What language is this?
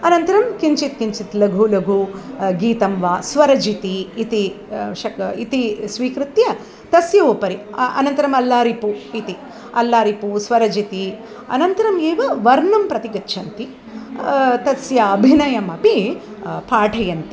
Sanskrit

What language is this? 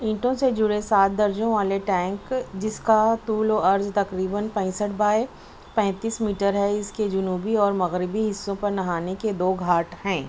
Urdu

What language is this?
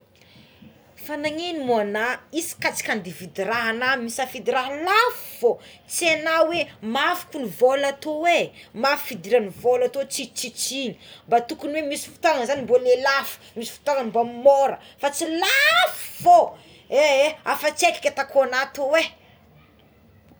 Tsimihety Malagasy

